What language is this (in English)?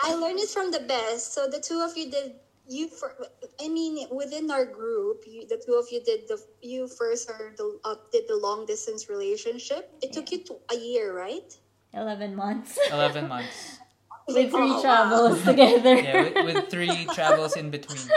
English